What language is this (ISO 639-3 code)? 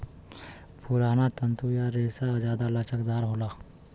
bho